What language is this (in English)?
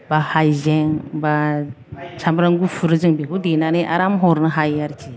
Bodo